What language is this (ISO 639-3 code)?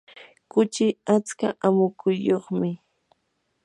qur